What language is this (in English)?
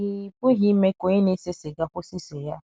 Igbo